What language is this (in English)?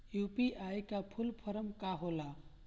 Bhojpuri